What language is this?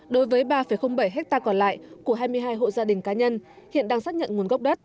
Vietnamese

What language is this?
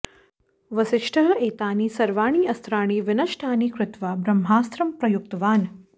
Sanskrit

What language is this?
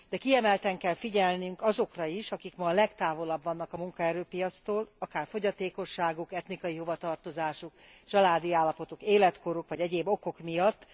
Hungarian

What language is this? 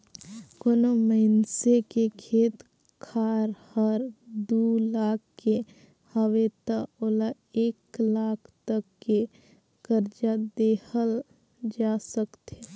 Chhattisgarhi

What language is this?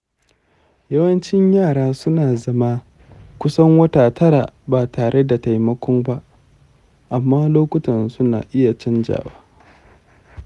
Hausa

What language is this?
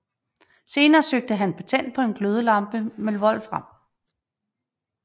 Danish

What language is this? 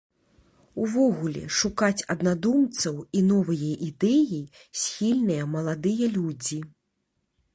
Belarusian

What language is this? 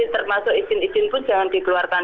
Indonesian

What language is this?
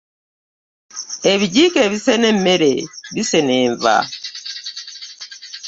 Ganda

